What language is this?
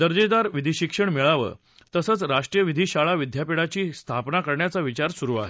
Marathi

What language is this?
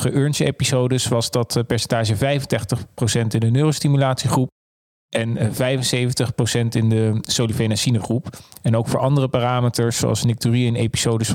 Dutch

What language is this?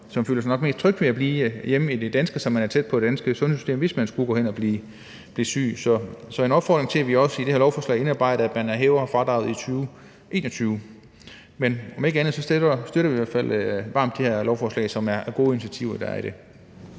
Danish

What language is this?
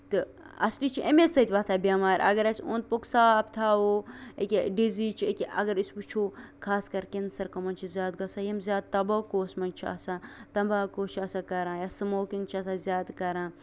Kashmiri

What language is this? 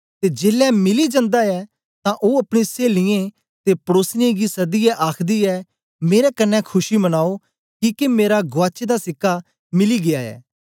Dogri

